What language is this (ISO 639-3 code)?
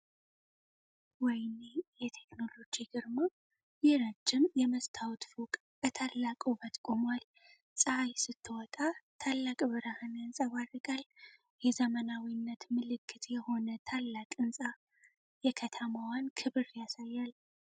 amh